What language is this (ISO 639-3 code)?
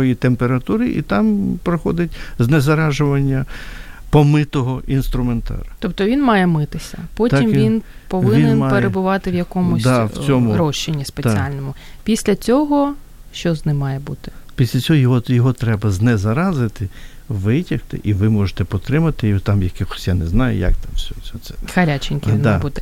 ukr